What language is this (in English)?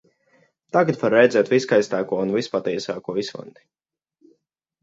Latvian